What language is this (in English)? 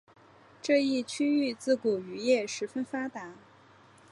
Chinese